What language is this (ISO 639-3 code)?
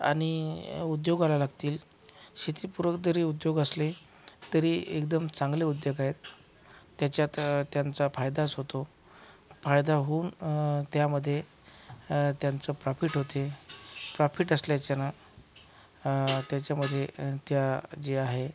mar